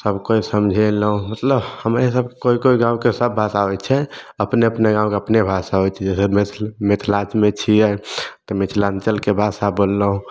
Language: Maithili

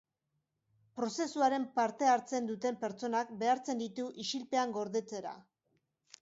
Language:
Basque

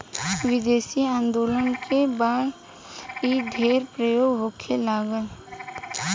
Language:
Bhojpuri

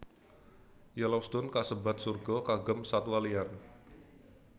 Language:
Javanese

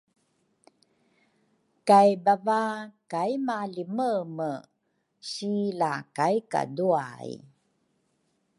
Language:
Rukai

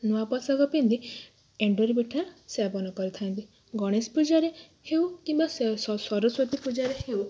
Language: Odia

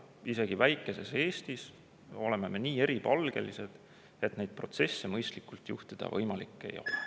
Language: Estonian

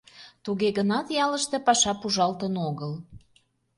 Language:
Mari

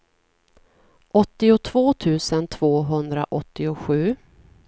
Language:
Swedish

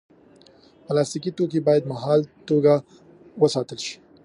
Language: Pashto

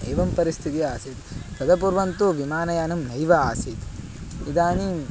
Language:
Sanskrit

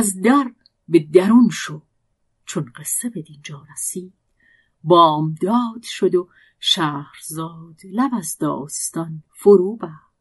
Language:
Persian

